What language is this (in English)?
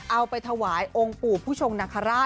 Thai